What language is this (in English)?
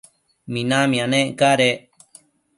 Matsés